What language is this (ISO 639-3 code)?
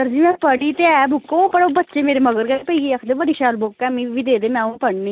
doi